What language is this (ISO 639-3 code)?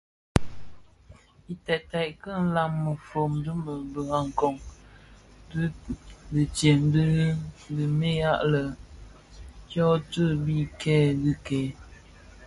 ksf